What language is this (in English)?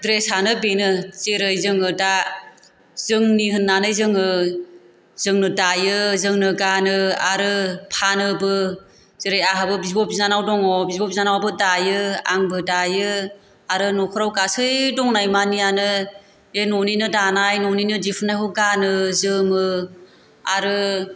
Bodo